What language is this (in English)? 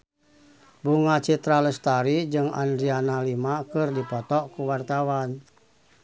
Sundanese